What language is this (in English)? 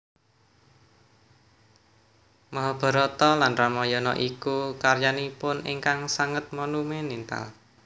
Javanese